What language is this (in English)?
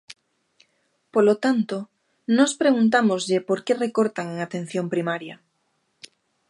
Galician